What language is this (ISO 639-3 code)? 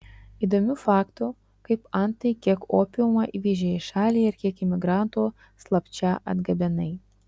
lit